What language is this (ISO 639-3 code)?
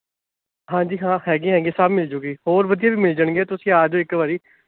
pan